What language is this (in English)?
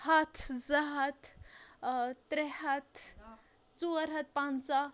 Kashmiri